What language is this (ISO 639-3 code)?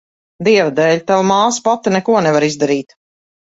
lav